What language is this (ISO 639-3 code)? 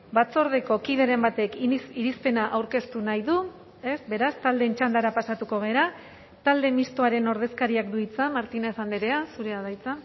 eus